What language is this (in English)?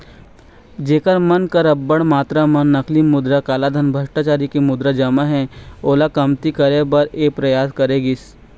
Chhattisgarhi